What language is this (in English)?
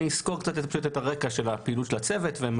Hebrew